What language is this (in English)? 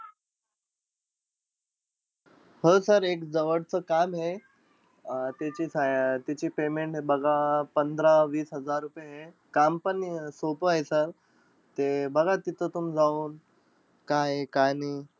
Marathi